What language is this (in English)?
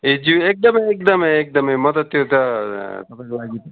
Nepali